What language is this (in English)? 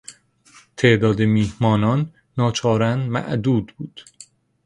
Persian